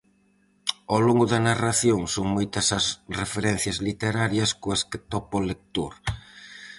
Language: Galician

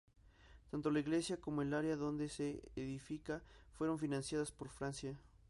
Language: Spanish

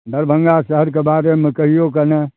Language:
Maithili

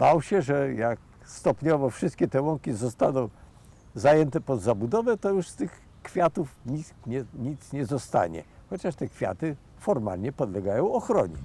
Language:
Polish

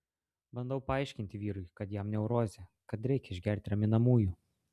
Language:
Lithuanian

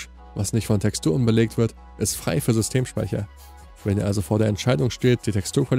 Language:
German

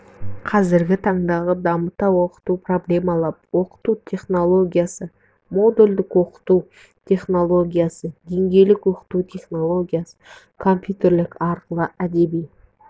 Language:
Kazakh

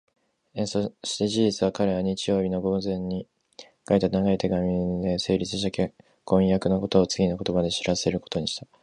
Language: Japanese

